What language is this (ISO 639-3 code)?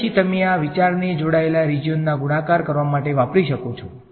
guj